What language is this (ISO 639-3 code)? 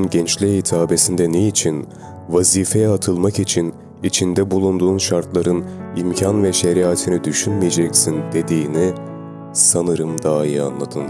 tur